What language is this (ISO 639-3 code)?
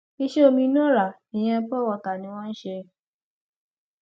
yor